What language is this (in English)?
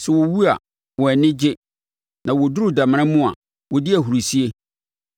Akan